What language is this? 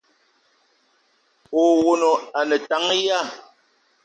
Eton (Cameroon)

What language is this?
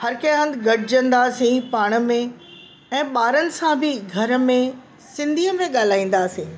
Sindhi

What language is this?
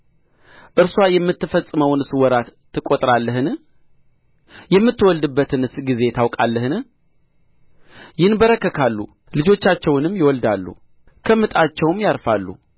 Amharic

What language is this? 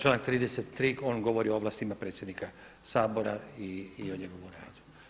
Croatian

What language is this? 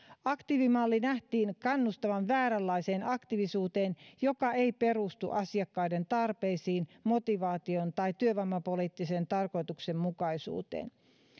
Finnish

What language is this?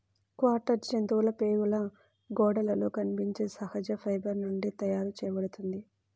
Telugu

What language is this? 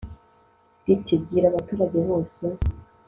Kinyarwanda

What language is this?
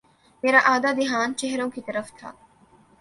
Urdu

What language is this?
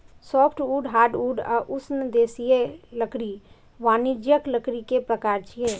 Maithili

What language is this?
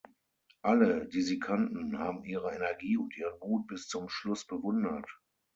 German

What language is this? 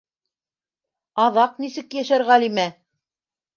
Bashkir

